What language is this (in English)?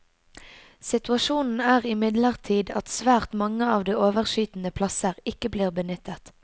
Norwegian